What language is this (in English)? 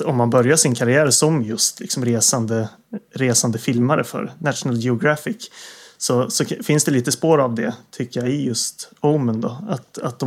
Swedish